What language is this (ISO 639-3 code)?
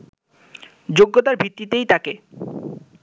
ben